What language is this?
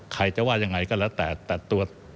Thai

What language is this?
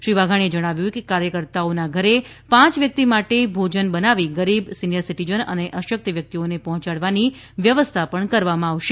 Gujarati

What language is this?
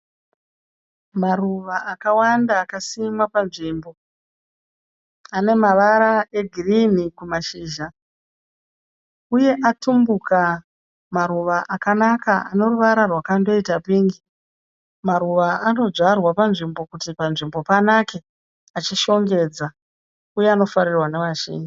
Shona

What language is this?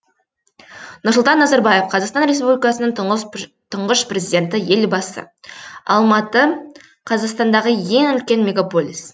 Kazakh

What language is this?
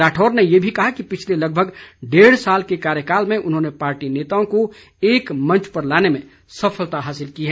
Hindi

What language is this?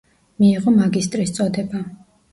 Georgian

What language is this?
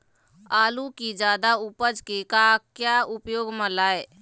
Chhattisgarhi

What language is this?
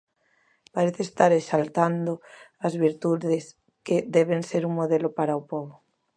Galician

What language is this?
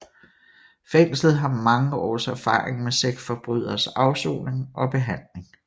Danish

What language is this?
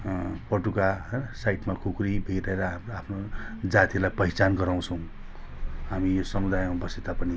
Nepali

